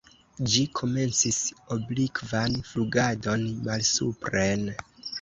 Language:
Esperanto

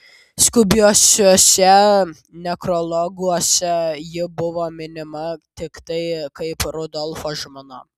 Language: Lithuanian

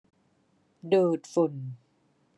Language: Thai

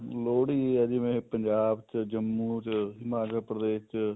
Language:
Punjabi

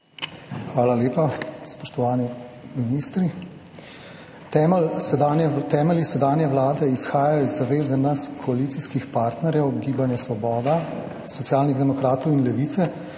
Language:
Slovenian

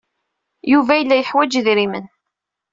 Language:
Kabyle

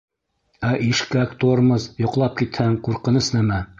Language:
Bashkir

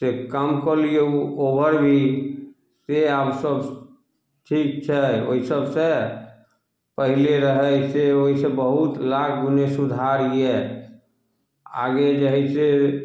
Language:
Maithili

